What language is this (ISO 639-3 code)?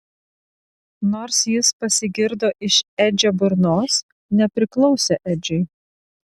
lit